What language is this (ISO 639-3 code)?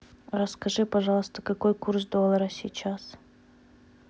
rus